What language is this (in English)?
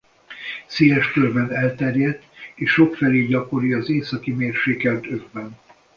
Hungarian